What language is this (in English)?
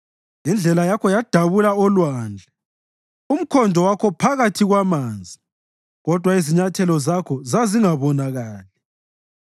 North Ndebele